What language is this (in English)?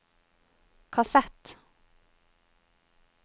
Norwegian